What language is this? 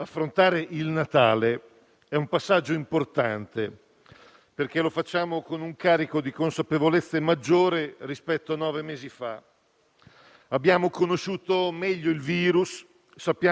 Italian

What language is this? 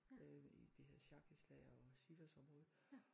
Danish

